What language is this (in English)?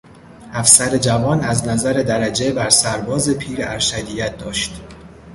Persian